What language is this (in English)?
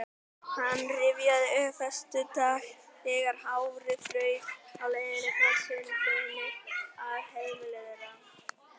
Icelandic